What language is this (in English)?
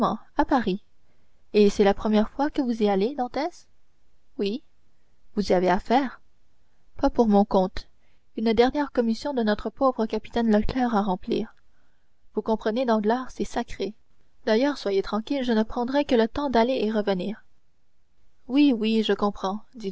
French